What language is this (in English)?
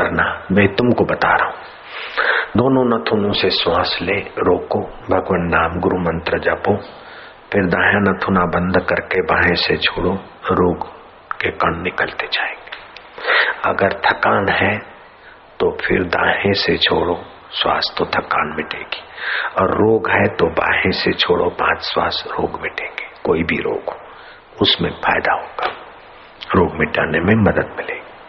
Hindi